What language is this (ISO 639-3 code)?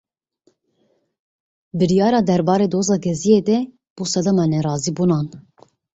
kur